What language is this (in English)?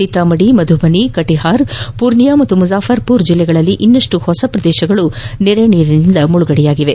Kannada